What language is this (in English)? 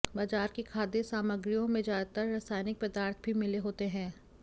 Hindi